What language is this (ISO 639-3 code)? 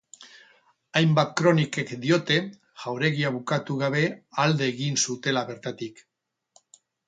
eus